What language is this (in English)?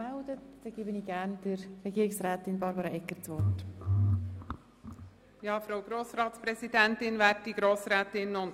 Swiss German